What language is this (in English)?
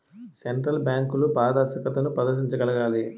Telugu